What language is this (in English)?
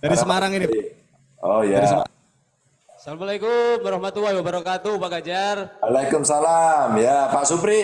Indonesian